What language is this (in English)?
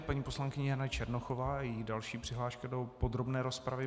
Czech